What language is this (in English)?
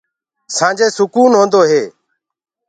Gurgula